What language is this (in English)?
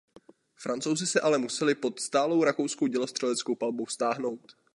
Czech